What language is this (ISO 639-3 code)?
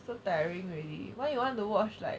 eng